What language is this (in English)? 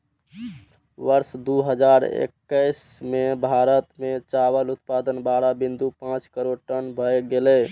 Maithili